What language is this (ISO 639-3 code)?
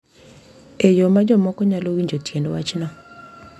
luo